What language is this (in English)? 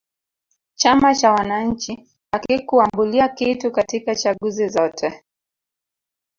Swahili